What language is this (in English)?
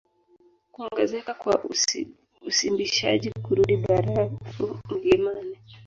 Swahili